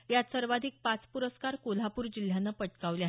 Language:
Marathi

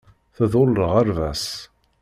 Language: Kabyle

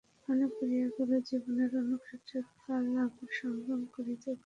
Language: Bangla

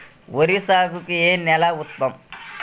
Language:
Telugu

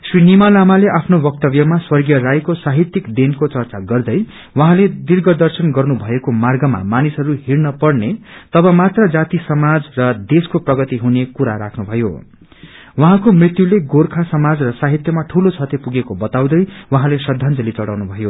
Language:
Nepali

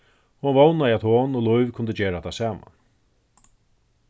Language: Faroese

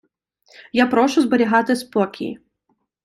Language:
Ukrainian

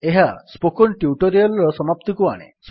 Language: Odia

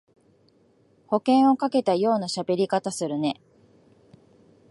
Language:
Japanese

